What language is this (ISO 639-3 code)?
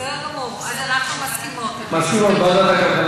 heb